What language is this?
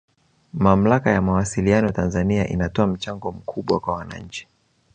Swahili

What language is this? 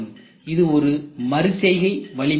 Tamil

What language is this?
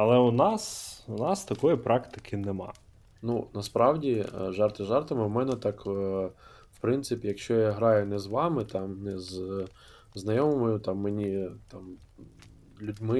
Ukrainian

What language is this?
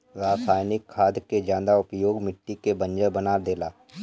Bhojpuri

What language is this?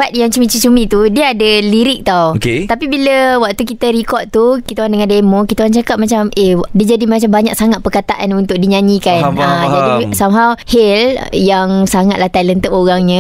Malay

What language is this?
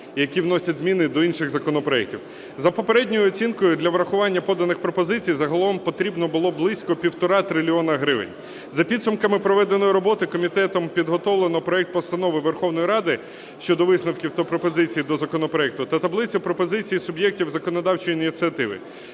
Ukrainian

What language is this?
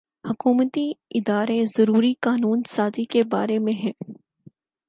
Urdu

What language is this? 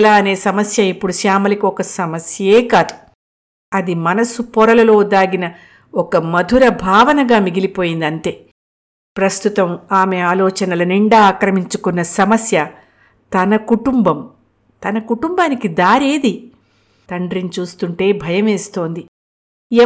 Telugu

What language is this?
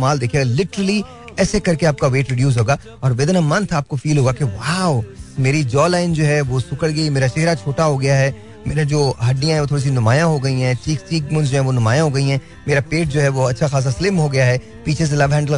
Hindi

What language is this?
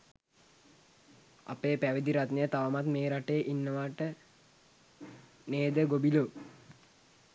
Sinhala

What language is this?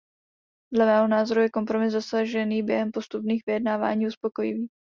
Czech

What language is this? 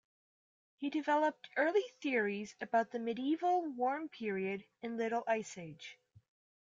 English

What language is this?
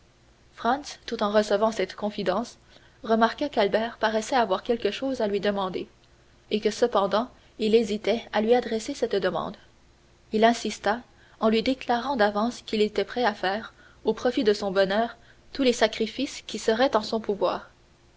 French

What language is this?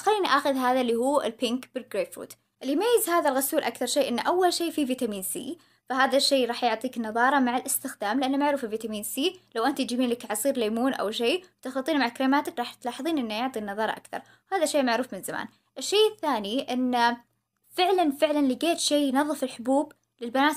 Arabic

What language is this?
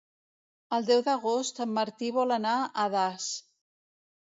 Catalan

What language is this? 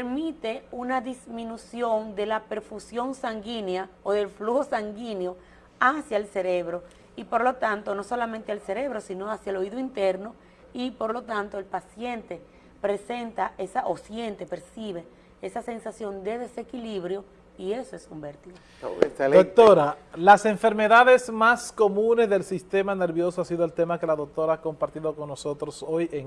Spanish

